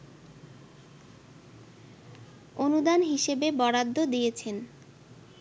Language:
Bangla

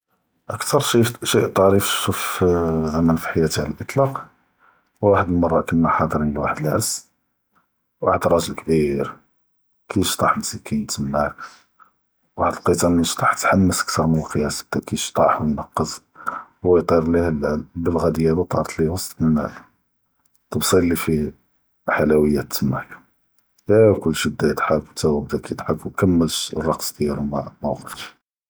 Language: Judeo-Arabic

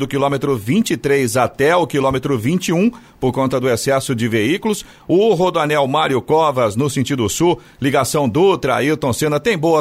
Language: Portuguese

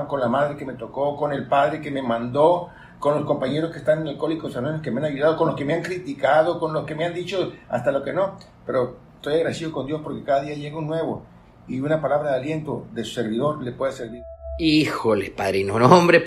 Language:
Spanish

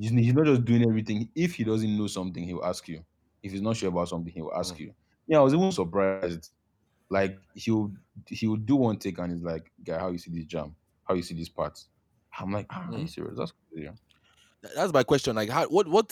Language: English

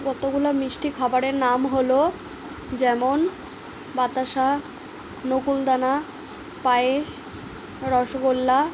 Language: Bangla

